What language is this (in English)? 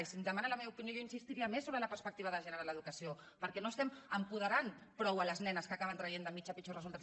Catalan